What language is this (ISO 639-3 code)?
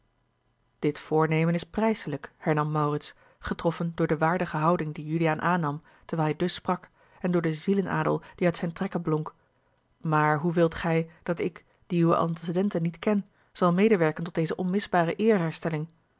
nld